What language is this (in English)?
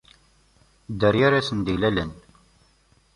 Kabyle